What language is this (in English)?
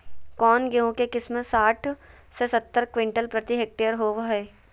Magahi